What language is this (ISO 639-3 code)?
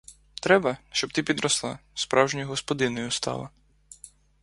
ukr